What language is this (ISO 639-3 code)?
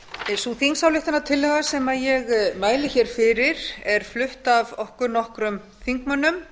isl